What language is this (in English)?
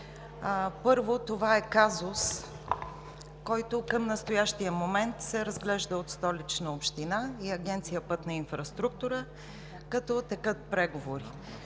Bulgarian